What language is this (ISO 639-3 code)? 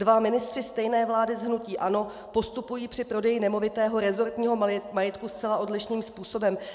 ces